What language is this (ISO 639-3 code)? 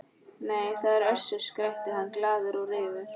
isl